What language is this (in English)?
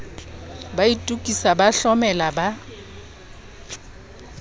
Southern Sotho